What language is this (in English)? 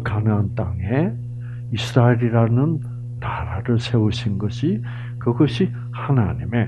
Korean